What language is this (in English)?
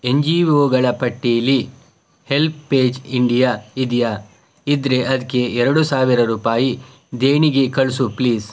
Kannada